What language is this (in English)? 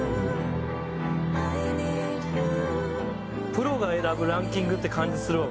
Japanese